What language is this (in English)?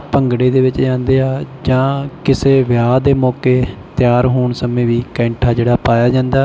Punjabi